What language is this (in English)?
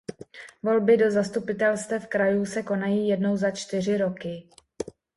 Czech